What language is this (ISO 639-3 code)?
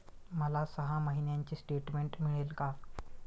mar